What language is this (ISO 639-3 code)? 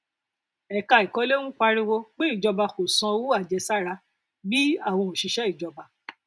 yor